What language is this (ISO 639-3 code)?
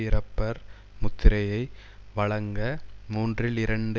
tam